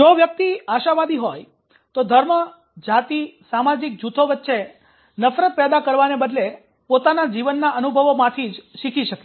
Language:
Gujarati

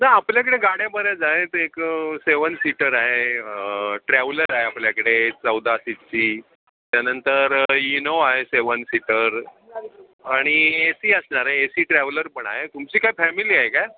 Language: Marathi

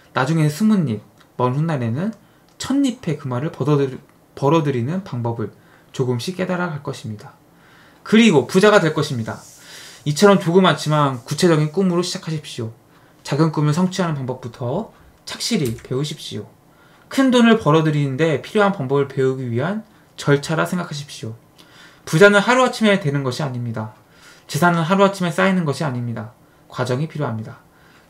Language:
Korean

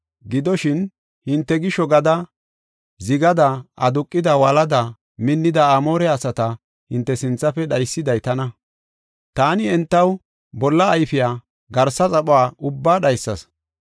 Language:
Gofa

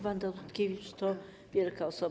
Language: Polish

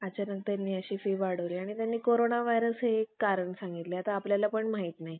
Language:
Marathi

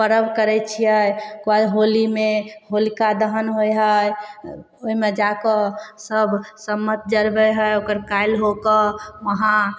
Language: Maithili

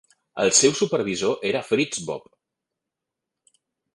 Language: Catalan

